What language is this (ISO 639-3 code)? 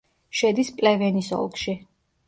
kat